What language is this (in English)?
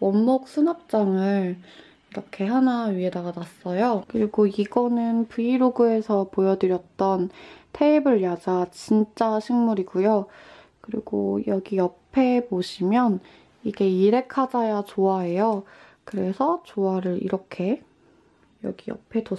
Korean